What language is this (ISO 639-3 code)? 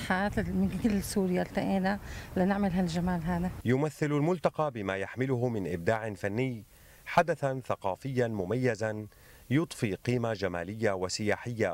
ara